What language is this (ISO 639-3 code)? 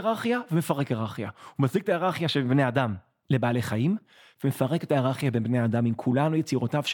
heb